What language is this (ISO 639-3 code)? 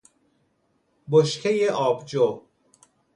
fas